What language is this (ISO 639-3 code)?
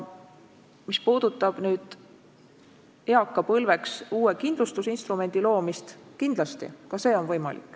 est